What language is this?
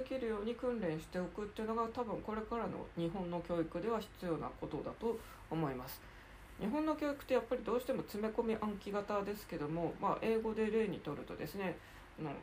Japanese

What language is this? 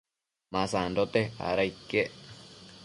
Matsés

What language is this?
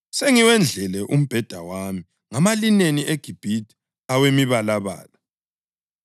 North Ndebele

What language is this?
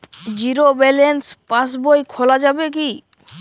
Bangla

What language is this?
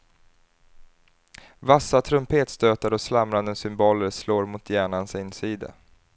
Swedish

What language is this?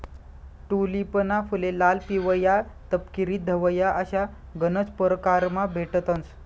Marathi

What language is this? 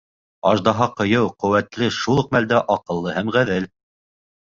Bashkir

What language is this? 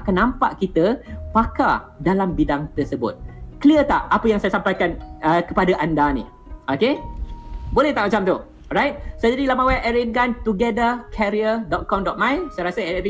Malay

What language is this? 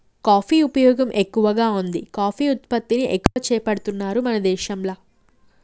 Telugu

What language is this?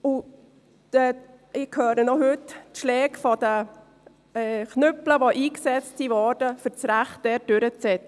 Swiss German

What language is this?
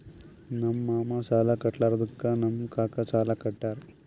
Kannada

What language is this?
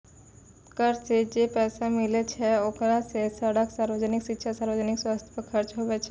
Maithili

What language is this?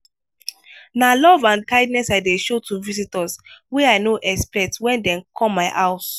Nigerian Pidgin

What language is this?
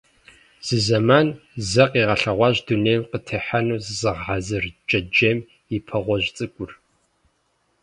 Kabardian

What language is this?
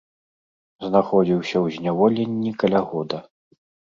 Belarusian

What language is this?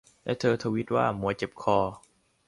Thai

